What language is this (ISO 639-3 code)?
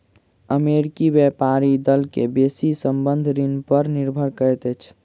mai